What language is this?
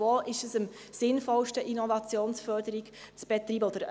Swiss German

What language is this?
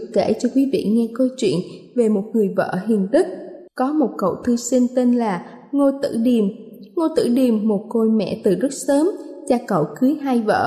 Vietnamese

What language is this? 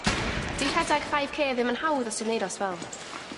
Welsh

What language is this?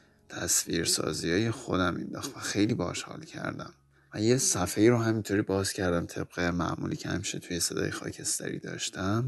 Persian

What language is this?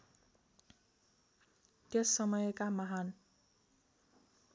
Nepali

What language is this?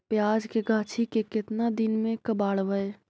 Magahi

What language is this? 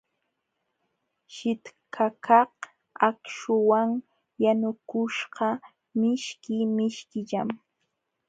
Jauja Wanca Quechua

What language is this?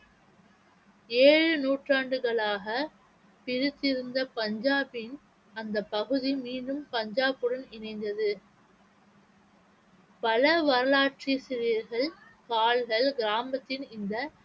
Tamil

